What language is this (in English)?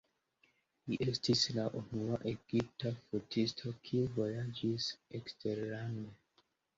Esperanto